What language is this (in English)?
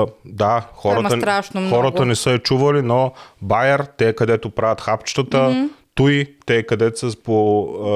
Bulgarian